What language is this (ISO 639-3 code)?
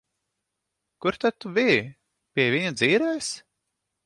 lav